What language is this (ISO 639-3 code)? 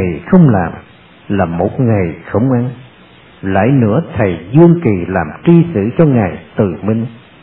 vie